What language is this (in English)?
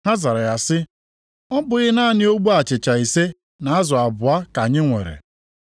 Igbo